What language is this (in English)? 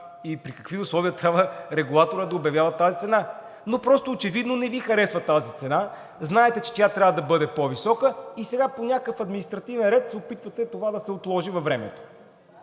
Bulgarian